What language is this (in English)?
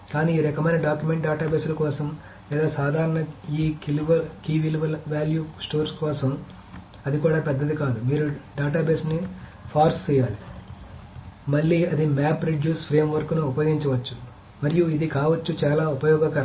Telugu